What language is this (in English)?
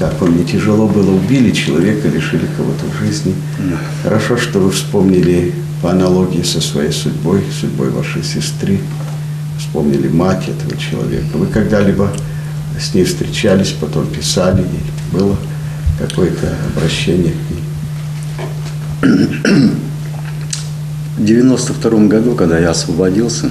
Russian